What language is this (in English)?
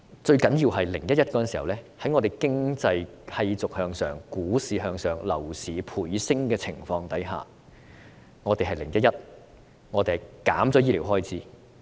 Cantonese